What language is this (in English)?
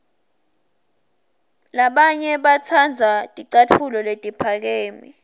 Swati